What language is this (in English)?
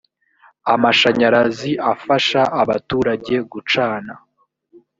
Kinyarwanda